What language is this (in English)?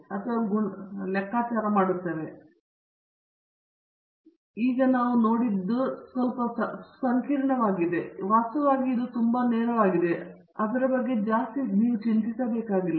Kannada